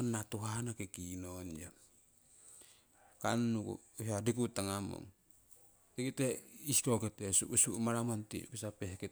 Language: Siwai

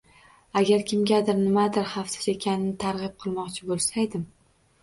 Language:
Uzbek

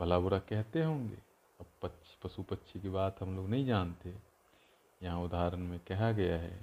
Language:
Hindi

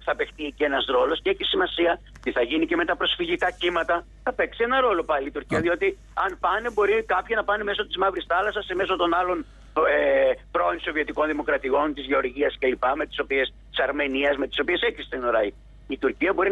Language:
Greek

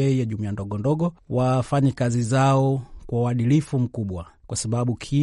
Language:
Swahili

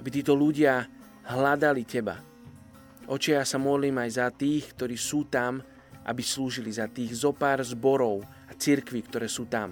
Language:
Slovak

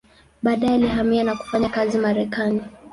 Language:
Swahili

